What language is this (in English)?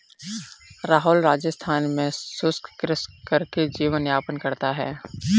Hindi